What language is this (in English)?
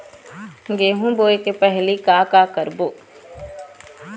Chhattisgarhi